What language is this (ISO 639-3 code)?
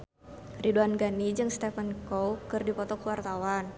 sun